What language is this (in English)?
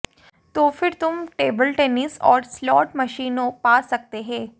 Hindi